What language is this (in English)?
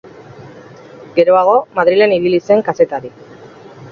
Basque